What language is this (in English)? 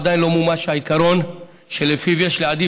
Hebrew